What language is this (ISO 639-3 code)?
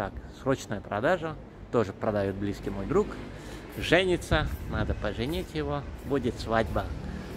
rus